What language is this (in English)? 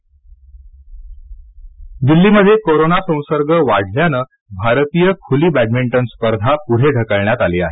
Marathi